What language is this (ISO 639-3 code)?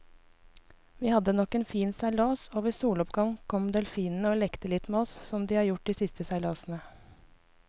nor